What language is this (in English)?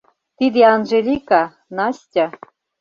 Mari